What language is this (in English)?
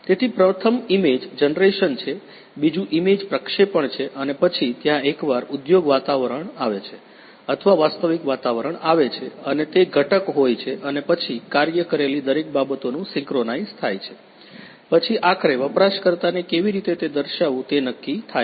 Gujarati